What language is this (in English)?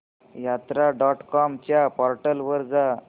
Marathi